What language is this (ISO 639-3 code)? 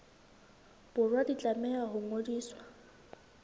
sot